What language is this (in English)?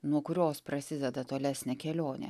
Lithuanian